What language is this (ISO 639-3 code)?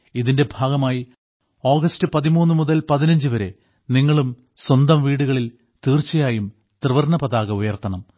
mal